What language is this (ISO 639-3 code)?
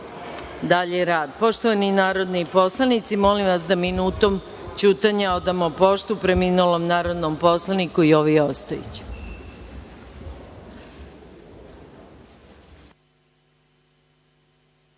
srp